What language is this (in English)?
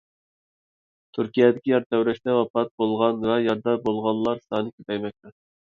Uyghur